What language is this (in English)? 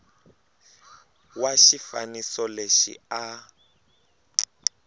Tsonga